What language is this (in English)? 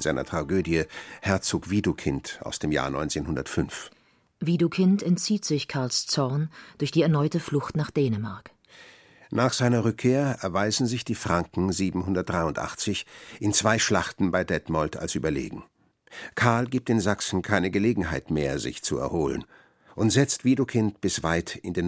German